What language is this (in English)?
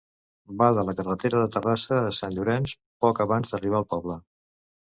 Catalan